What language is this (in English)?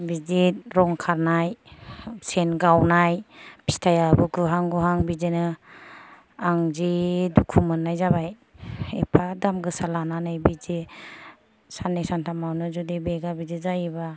Bodo